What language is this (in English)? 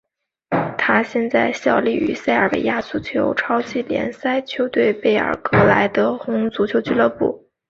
Chinese